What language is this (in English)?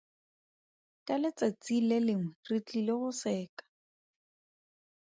Tswana